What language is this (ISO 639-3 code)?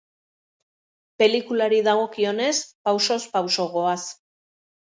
eus